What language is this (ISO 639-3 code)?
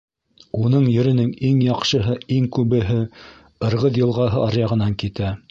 bak